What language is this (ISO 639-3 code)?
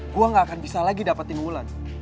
ind